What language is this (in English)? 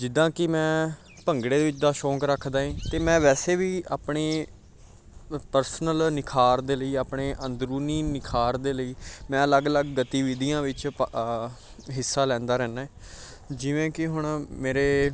Punjabi